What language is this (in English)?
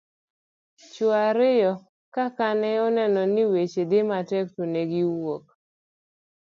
Luo (Kenya and Tanzania)